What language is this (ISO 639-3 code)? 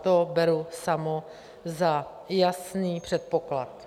ces